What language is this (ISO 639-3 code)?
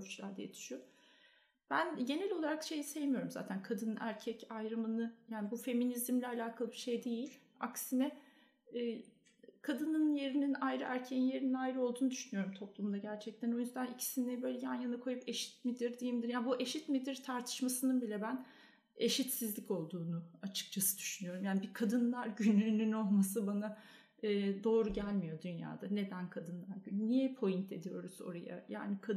tur